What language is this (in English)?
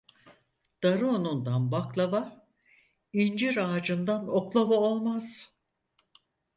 Turkish